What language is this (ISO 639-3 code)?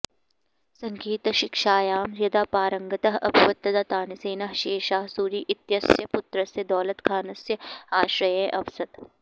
san